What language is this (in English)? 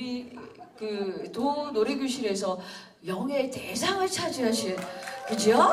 Korean